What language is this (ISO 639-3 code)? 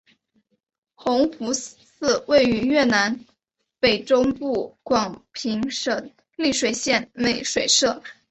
zho